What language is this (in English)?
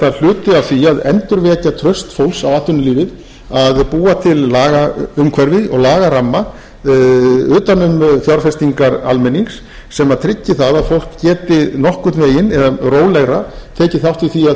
Icelandic